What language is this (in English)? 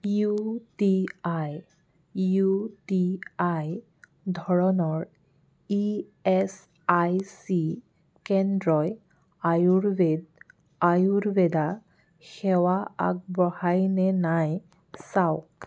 Assamese